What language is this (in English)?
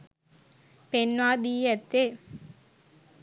Sinhala